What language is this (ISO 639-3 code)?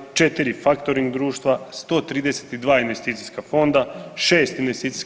hrv